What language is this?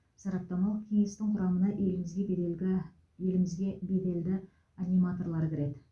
Kazakh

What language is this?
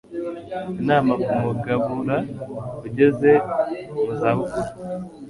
Kinyarwanda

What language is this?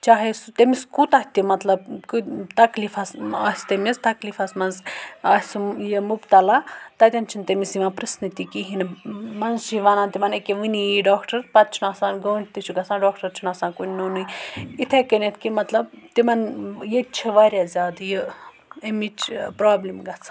Kashmiri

